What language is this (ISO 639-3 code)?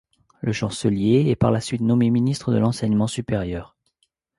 fra